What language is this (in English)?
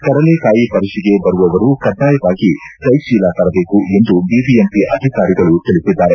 Kannada